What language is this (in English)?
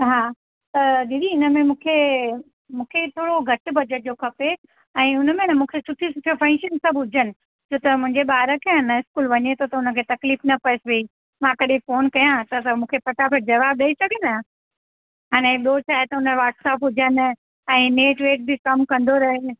Sindhi